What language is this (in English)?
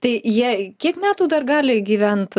Lithuanian